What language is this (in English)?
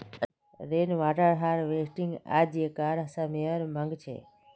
Magahi